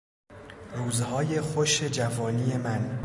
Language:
Persian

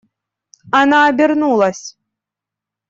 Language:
Russian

